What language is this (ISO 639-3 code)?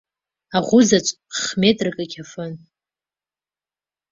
abk